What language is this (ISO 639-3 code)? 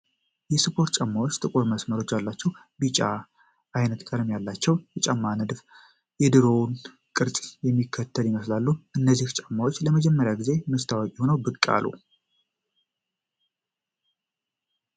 amh